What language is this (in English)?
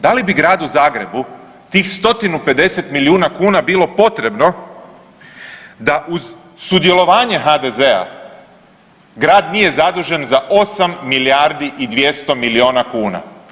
Croatian